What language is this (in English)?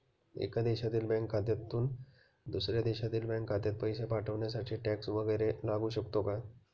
Marathi